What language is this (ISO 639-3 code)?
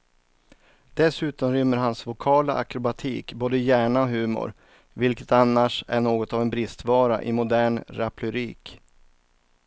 swe